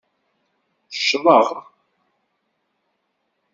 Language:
Kabyle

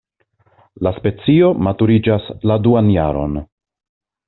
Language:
Esperanto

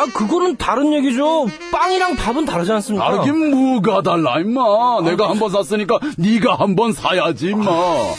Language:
Korean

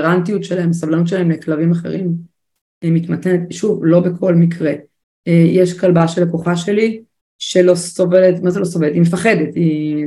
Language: Hebrew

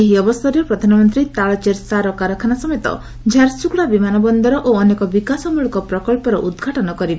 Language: Odia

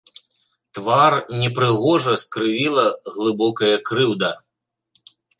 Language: Belarusian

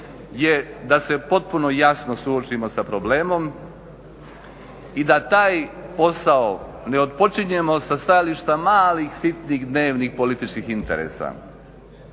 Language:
Croatian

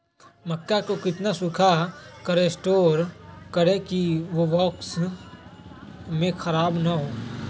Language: Magahi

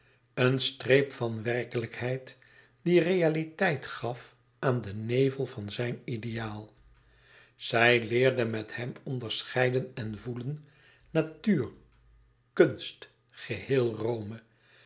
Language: Dutch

